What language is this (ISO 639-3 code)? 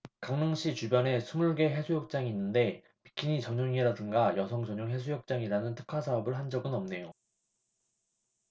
kor